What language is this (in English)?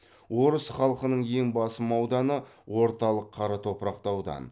Kazakh